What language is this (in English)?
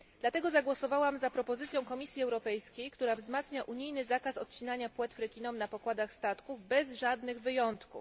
Polish